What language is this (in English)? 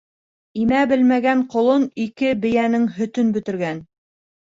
Bashkir